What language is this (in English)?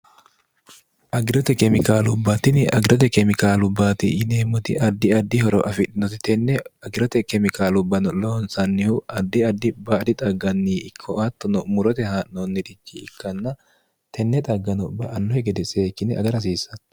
Sidamo